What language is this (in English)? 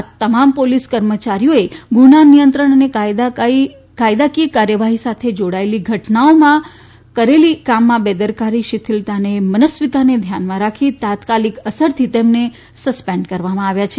Gujarati